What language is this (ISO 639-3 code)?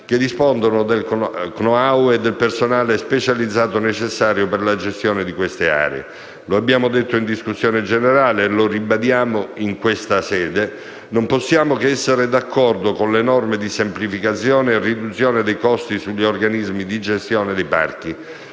ita